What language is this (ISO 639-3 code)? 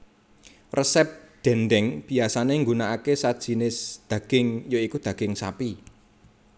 jav